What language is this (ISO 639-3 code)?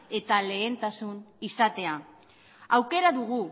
eus